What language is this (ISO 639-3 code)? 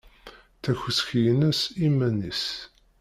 kab